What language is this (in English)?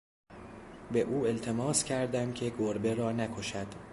Persian